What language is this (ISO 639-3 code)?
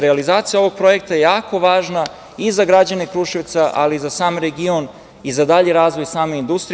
srp